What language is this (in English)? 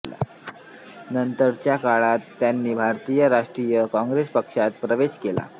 Marathi